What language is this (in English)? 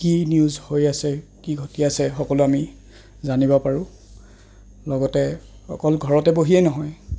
Assamese